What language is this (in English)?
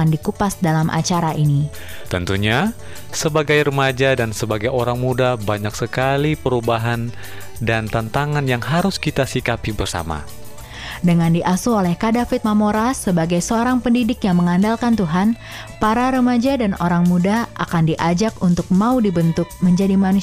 Indonesian